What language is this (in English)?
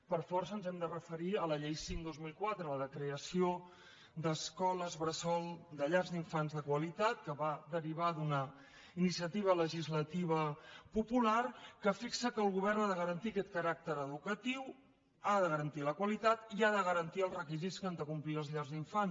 Catalan